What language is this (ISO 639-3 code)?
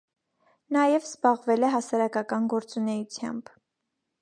hye